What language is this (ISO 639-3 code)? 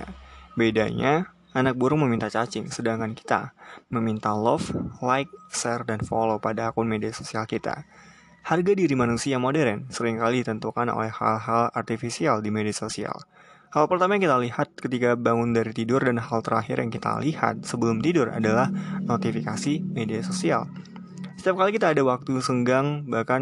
ind